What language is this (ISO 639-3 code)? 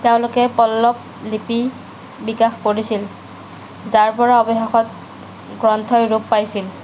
asm